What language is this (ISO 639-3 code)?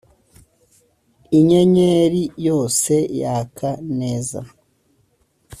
kin